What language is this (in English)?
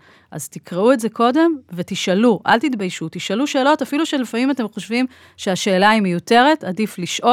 Hebrew